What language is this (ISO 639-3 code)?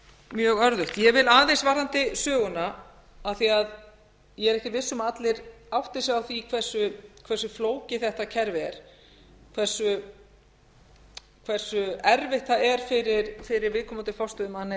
isl